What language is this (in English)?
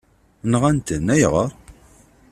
Kabyle